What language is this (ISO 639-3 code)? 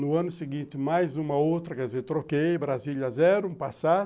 por